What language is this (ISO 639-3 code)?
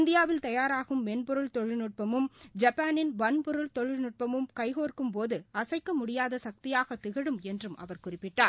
tam